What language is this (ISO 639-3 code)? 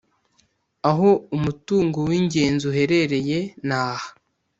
kin